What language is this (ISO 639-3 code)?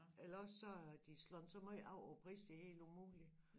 dan